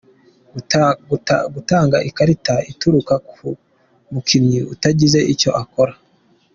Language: Kinyarwanda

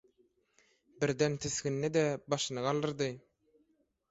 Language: Turkmen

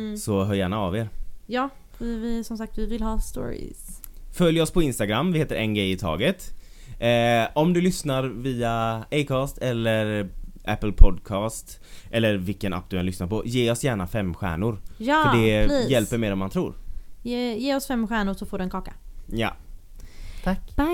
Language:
Swedish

